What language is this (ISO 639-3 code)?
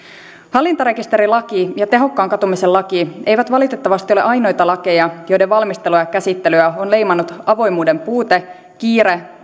fin